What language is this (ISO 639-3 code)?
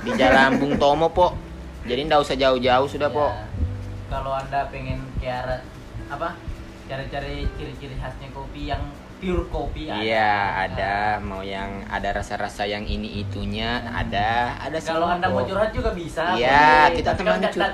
ind